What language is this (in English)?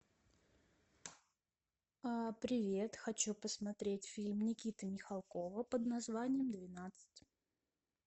Russian